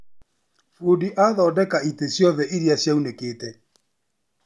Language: Kikuyu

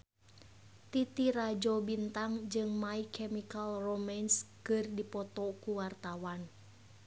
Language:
Sundanese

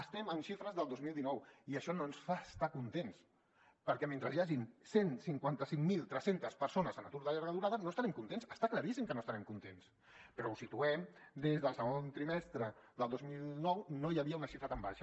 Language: Catalan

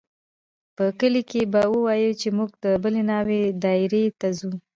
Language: Pashto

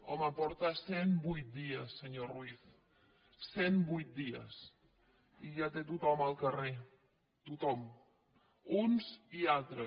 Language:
Catalan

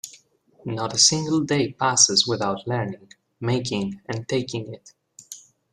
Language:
English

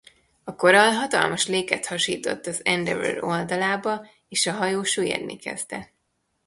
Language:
Hungarian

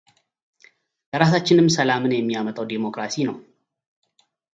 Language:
Amharic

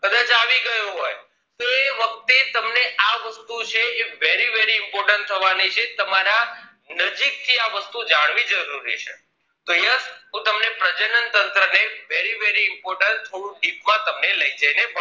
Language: Gujarati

